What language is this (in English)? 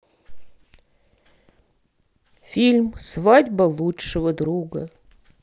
Russian